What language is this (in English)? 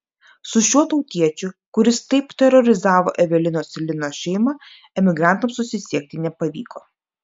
Lithuanian